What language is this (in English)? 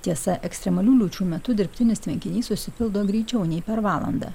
Lithuanian